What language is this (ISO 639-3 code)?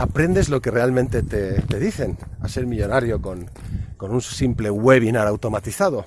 spa